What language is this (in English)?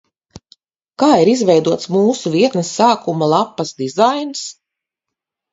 Latvian